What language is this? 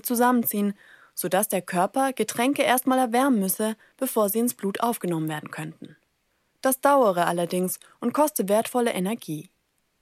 German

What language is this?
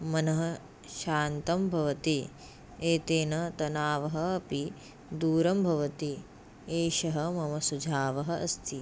Sanskrit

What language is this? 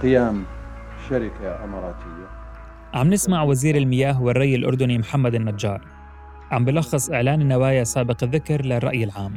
Arabic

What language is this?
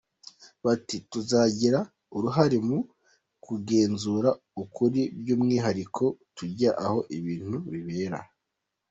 Kinyarwanda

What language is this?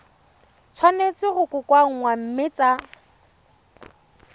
Tswana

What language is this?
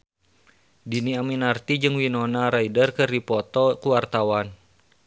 Sundanese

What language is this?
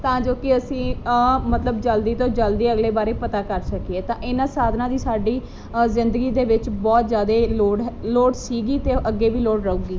Punjabi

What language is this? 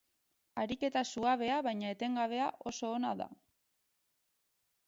Basque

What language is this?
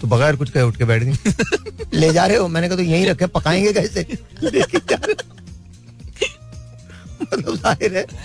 Hindi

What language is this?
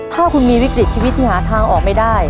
Thai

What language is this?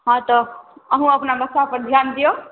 Maithili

